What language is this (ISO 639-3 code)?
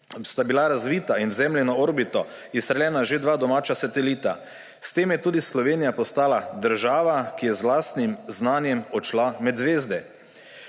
slv